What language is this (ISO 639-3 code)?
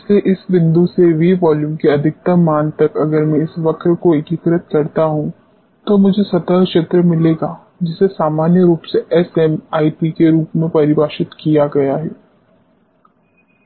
hin